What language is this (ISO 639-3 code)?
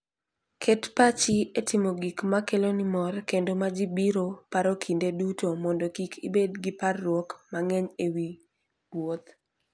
luo